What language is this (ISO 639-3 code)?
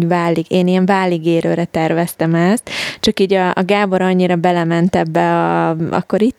hun